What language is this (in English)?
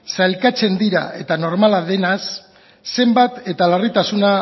Basque